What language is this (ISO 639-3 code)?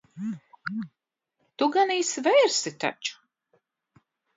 lav